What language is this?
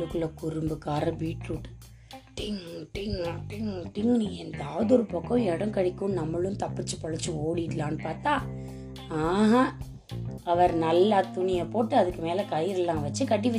Tamil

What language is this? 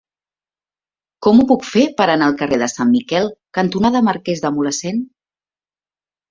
Catalan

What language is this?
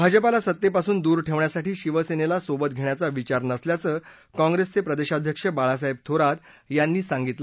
Marathi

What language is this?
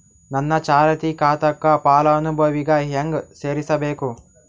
Kannada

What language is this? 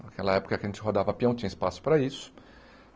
Portuguese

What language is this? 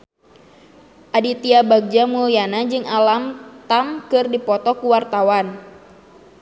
Sundanese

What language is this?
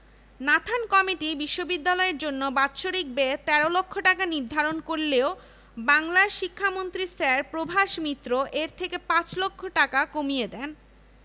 Bangla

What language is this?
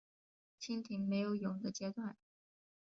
Chinese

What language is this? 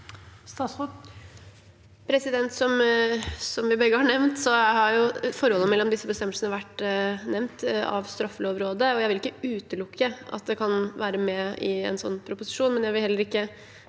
Norwegian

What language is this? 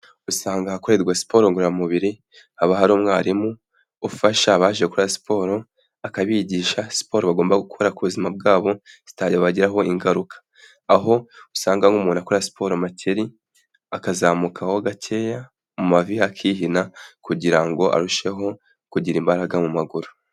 Kinyarwanda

